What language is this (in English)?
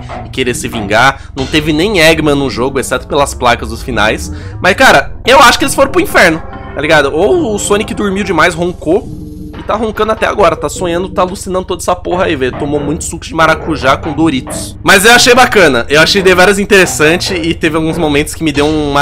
Portuguese